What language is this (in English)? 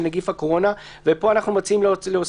Hebrew